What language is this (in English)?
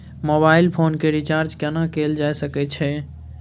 Maithili